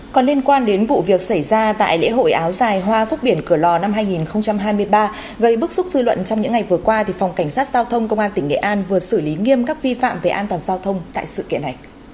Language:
Vietnamese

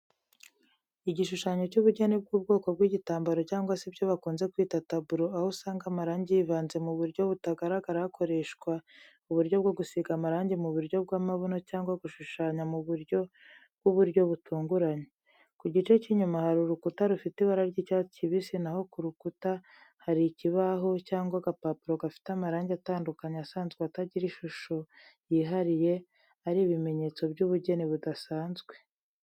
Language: Kinyarwanda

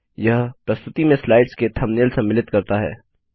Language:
Hindi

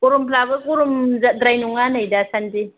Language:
Bodo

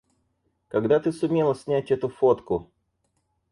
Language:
Russian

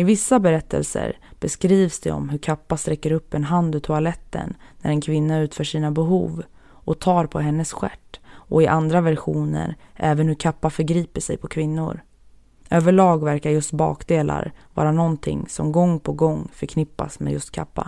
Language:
Swedish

